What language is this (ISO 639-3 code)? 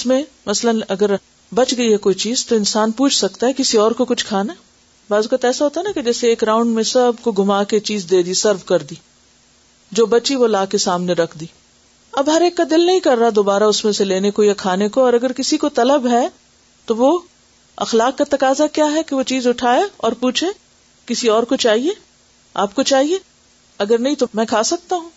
urd